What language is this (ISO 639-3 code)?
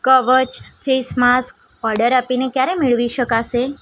guj